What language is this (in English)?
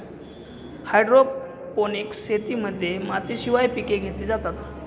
Marathi